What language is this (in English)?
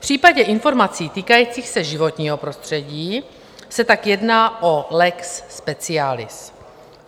Czech